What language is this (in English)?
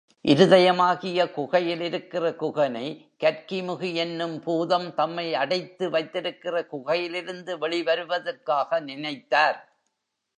Tamil